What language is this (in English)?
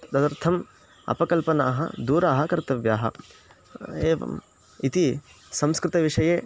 Sanskrit